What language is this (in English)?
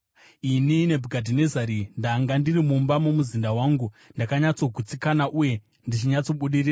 Shona